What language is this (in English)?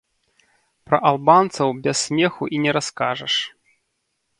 Belarusian